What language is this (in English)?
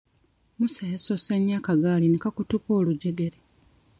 Ganda